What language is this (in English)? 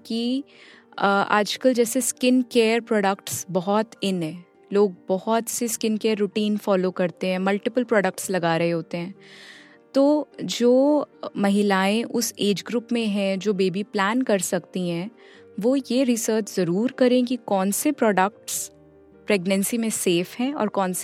Hindi